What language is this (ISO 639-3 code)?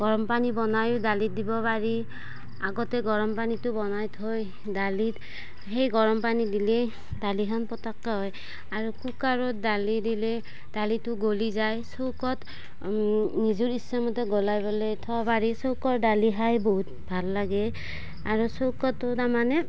asm